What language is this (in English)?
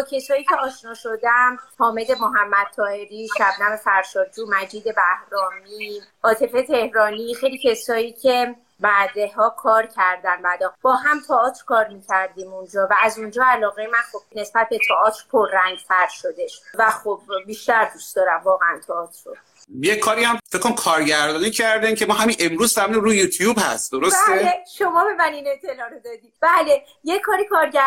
Persian